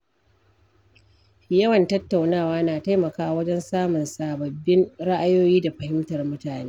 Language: Hausa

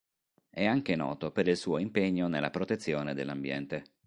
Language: Italian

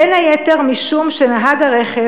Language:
Hebrew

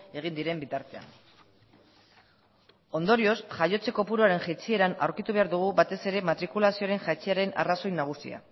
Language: Basque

